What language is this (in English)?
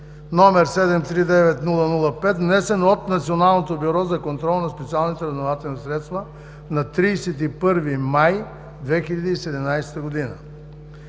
Bulgarian